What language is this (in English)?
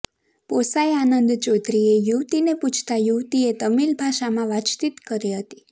Gujarati